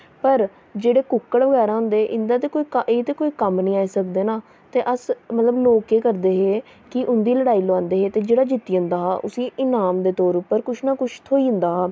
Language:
Dogri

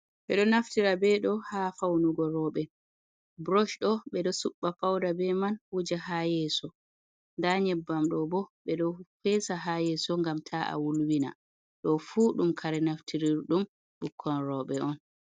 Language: Fula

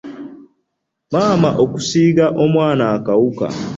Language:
Ganda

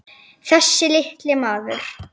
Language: Icelandic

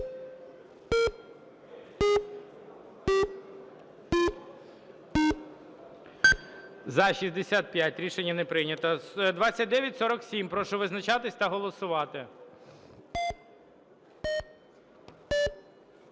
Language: Ukrainian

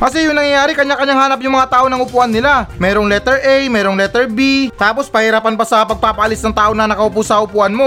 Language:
Filipino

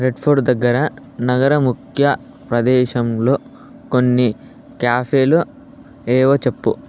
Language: Telugu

